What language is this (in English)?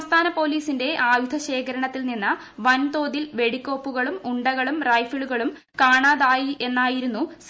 Malayalam